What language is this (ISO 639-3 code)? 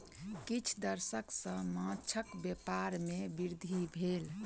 mai